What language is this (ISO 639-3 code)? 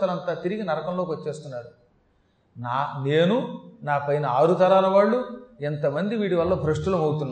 tel